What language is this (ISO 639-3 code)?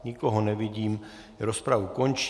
ces